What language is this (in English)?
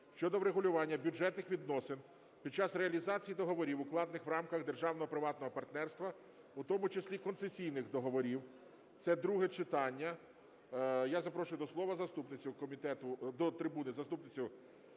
Ukrainian